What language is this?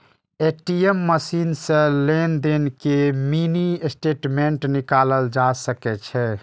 Maithili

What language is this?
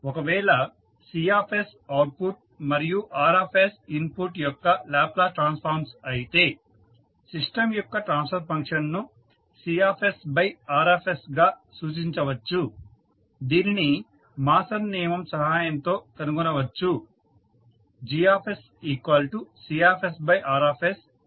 Telugu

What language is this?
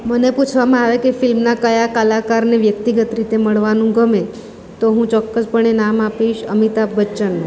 Gujarati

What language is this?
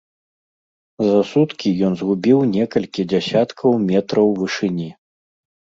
Belarusian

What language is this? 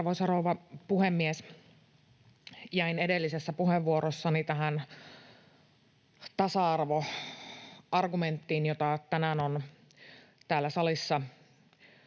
Finnish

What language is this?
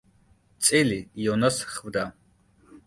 Georgian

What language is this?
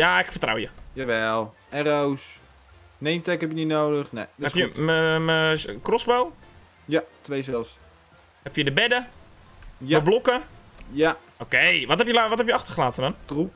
Dutch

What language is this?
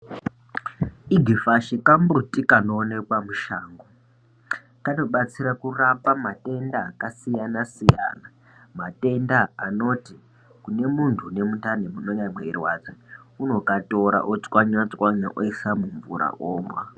Ndau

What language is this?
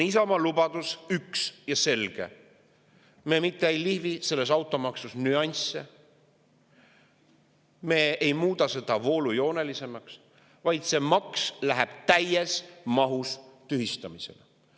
Estonian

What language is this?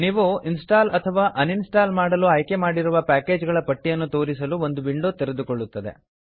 Kannada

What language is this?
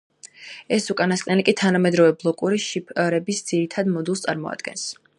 Georgian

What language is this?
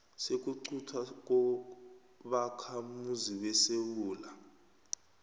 South Ndebele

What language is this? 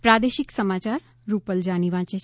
Gujarati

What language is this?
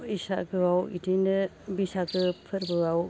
Bodo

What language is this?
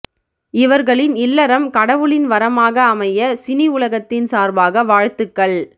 Tamil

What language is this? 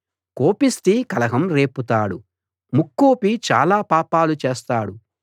Telugu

